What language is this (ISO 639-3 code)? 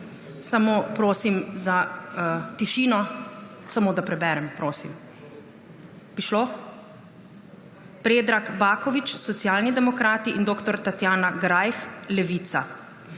slv